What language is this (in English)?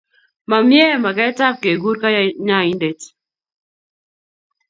Kalenjin